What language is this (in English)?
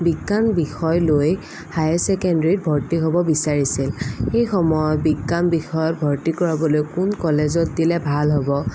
Assamese